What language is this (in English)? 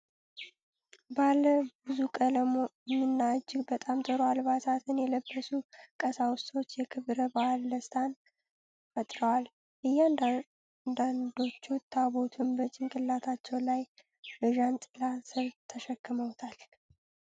Amharic